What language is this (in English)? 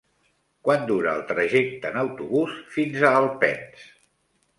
Catalan